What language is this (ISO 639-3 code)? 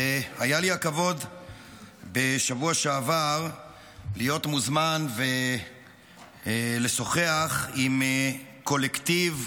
heb